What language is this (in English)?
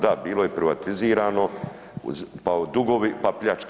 Croatian